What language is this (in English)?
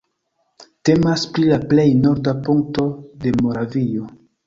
Esperanto